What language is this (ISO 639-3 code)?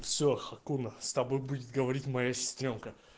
rus